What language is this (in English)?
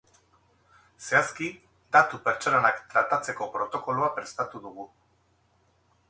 Basque